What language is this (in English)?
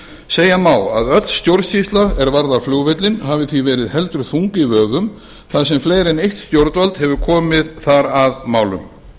Icelandic